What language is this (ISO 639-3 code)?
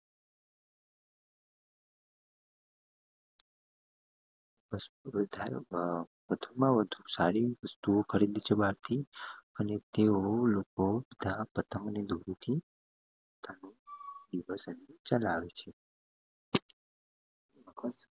guj